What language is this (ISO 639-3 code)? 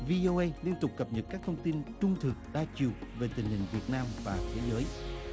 vie